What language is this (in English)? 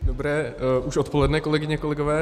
Czech